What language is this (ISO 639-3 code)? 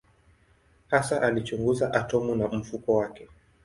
swa